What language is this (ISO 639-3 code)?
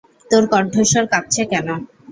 ben